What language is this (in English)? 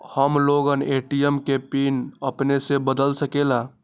Magahi